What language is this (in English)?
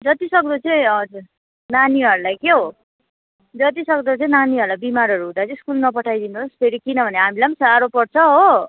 Nepali